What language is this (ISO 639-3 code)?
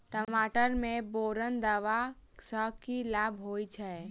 mai